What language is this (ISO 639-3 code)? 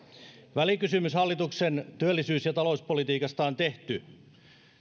fin